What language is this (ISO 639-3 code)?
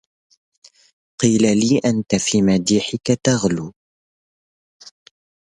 ara